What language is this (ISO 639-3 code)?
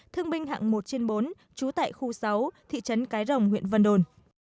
vie